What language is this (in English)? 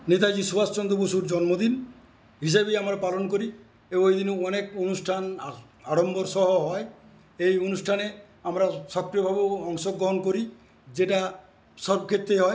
Bangla